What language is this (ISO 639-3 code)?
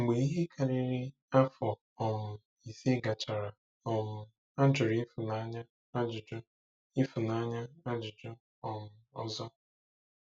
ibo